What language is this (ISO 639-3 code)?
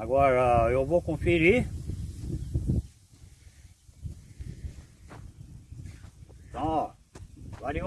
por